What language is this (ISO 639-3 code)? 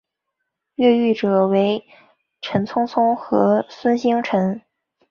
zho